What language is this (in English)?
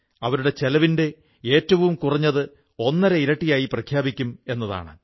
Malayalam